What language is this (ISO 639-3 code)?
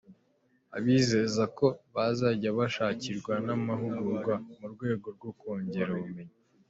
kin